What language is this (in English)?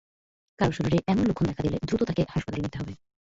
Bangla